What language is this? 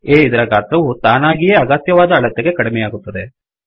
Kannada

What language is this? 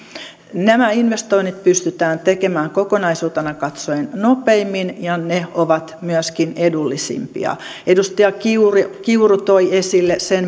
Finnish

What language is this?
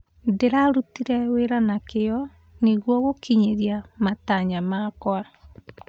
Kikuyu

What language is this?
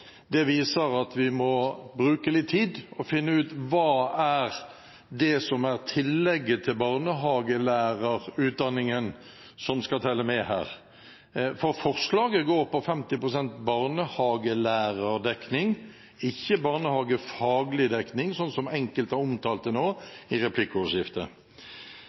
Norwegian Bokmål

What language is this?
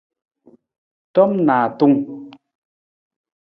Nawdm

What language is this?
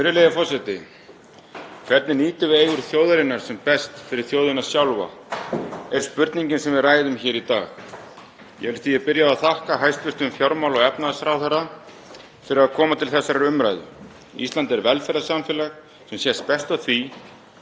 Icelandic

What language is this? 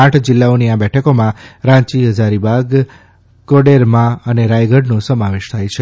Gujarati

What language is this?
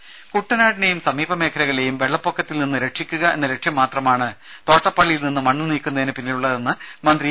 Malayalam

